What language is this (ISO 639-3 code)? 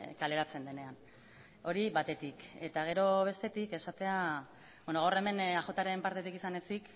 eus